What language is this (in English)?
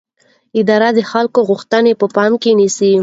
Pashto